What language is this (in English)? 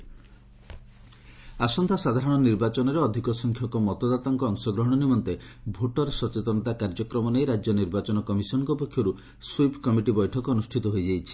Odia